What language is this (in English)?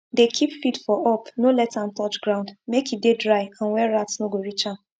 Nigerian Pidgin